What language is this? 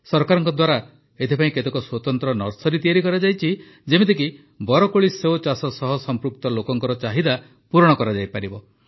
Odia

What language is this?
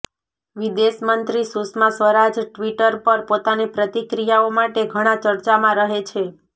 Gujarati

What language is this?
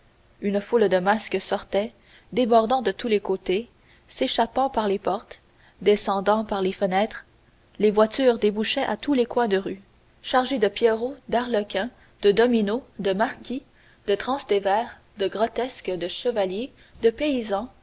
French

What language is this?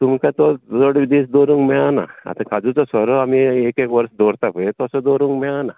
Konkani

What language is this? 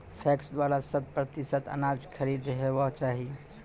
Maithili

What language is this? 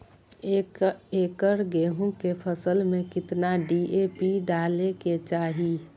Magahi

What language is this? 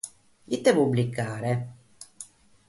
Sardinian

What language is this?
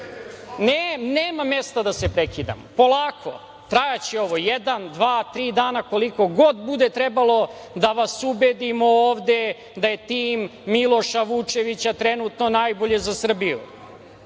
Serbian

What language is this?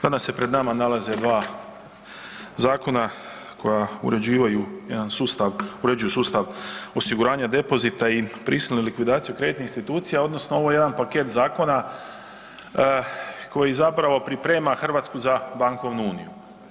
Croatian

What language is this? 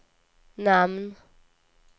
Swedish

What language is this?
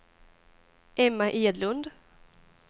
Swedish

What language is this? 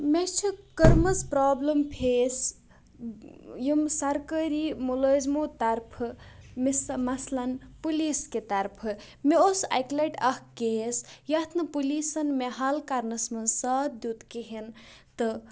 Kashmiri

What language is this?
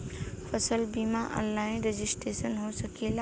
Bhojpuri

